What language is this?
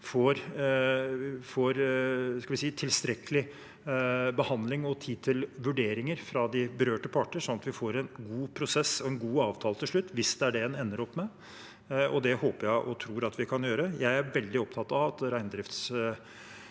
Norwegian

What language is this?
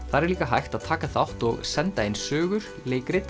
Icelandic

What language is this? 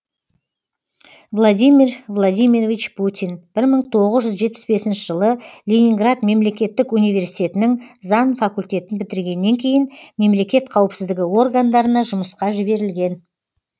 Kazakh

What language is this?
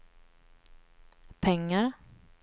Swedish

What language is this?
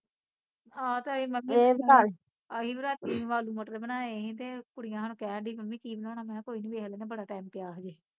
Punjabi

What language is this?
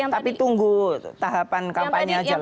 Indonesian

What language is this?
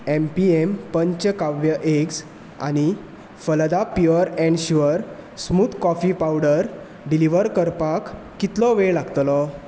Konkani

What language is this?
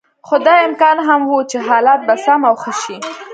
Pashto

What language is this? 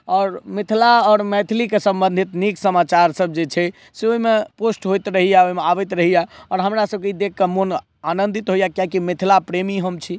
Maithili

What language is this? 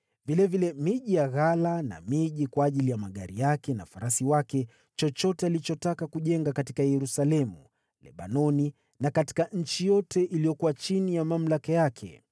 Swahili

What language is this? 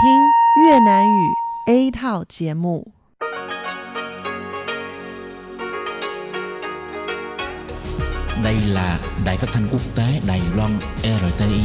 Vietnamese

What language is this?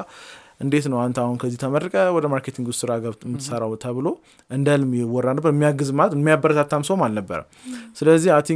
Amharic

